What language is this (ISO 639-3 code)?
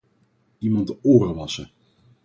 nld